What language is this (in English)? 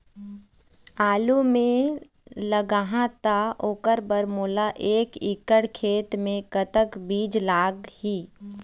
Chhattisgarhi